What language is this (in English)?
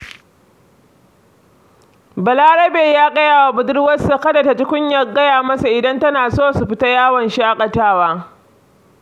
Hausa